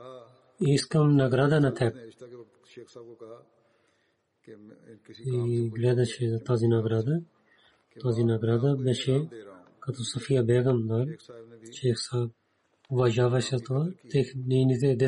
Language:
Bulgarian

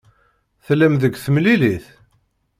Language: Kabyle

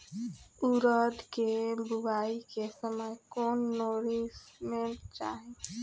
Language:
Bhojpuri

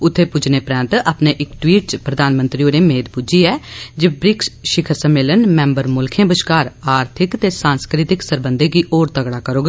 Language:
Dogri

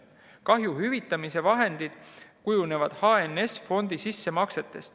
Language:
Estonian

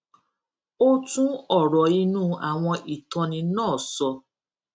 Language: Yoruba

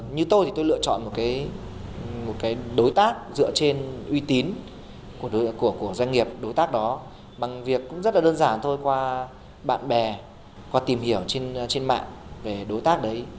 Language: Vietnamese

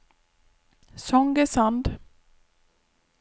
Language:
Norwegian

